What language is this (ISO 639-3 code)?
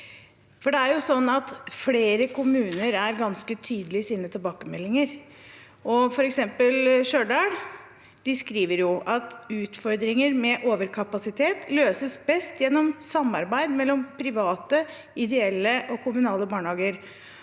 nor